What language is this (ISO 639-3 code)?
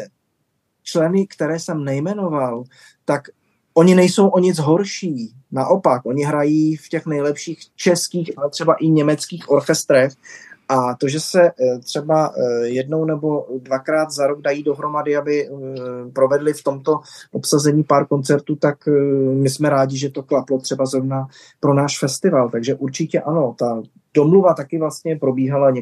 ces